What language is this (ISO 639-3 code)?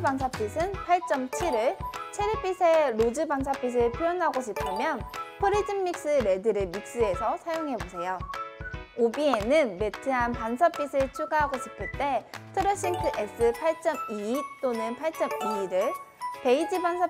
kor